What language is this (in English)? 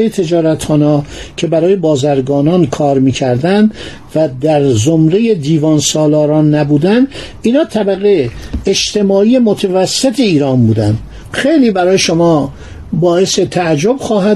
Persian